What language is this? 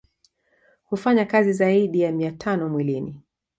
Swahili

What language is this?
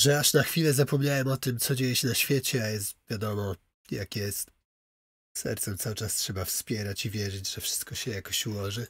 Polish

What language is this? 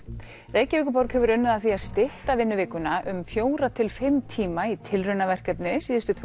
Icelandic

